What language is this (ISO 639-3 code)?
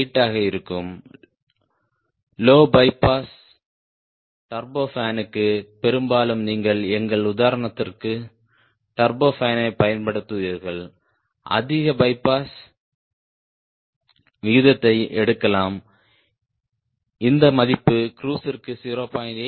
tam